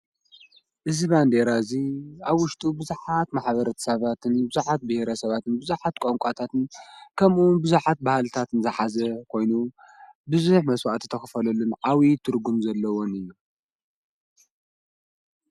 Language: Tigrinya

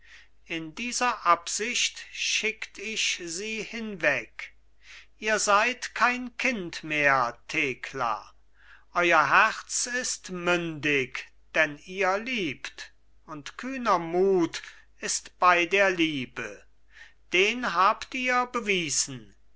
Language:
German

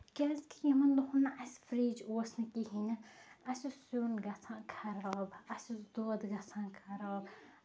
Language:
Kashmiri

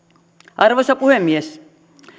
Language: Finnish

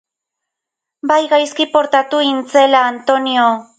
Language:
Basque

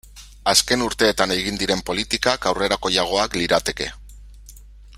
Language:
Basque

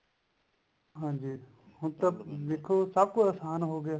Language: Punjabi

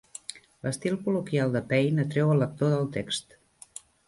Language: Catalan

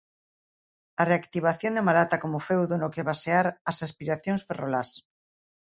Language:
Galician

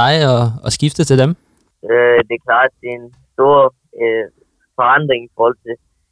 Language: Danish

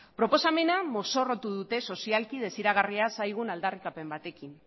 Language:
Basque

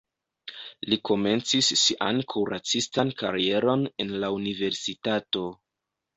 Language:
Esperanto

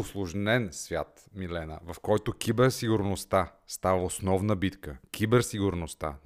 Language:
Bulgarian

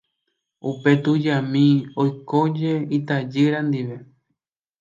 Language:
Guarani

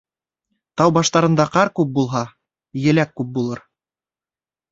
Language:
Bashkir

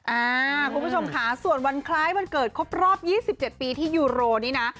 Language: Thai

